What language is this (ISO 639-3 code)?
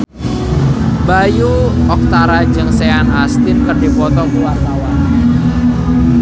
sun